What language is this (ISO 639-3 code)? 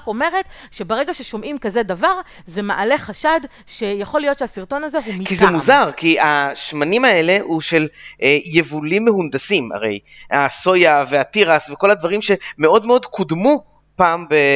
heb